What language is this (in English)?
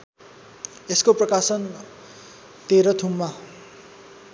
Nepali